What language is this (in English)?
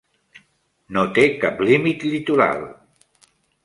Catalan